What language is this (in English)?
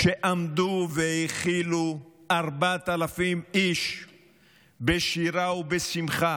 Hebrew